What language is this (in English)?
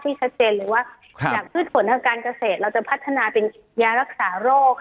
Thai